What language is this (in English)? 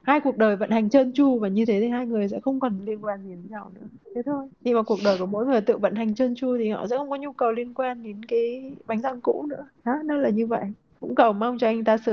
Vietnamese